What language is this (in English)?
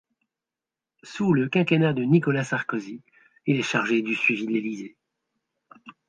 French